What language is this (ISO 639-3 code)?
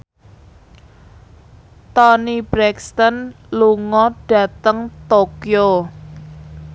jav